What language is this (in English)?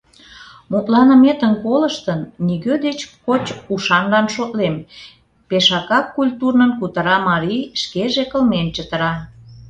Mari